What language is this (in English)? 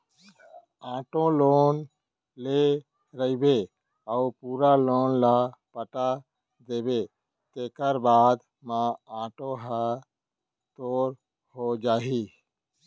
Chhattisgarhi